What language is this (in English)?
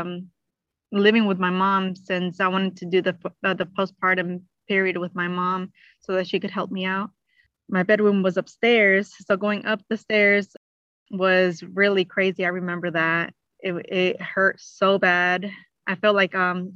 English